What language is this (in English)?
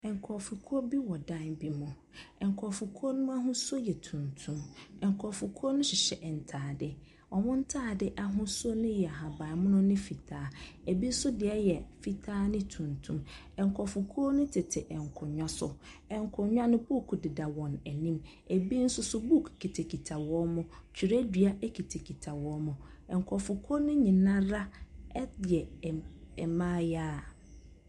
Akan